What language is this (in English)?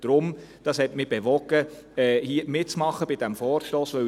Swiss German